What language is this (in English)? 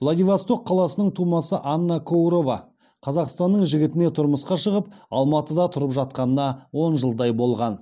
Kazakh